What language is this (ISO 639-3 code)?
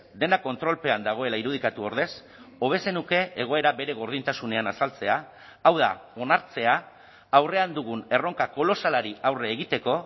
eus